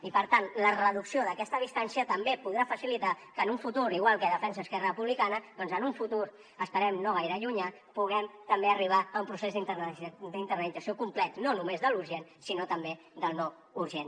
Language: Catalan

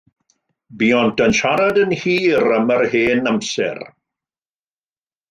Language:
Welsh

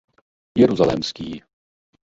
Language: Czech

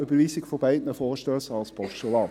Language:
Swiss German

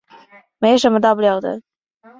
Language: Chinese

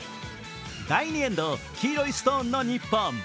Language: Japanese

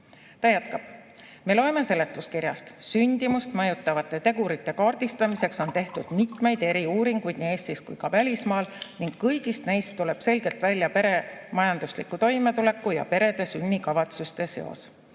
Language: Estonian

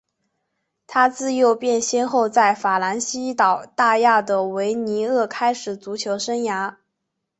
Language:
Chinese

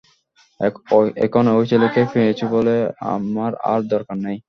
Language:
Bangla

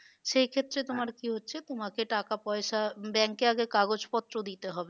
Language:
Bangla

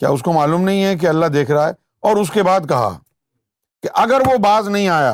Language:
Urdu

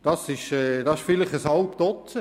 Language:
Swiss German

